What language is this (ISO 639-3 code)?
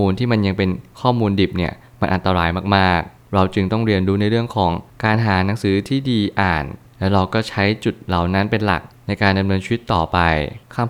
tha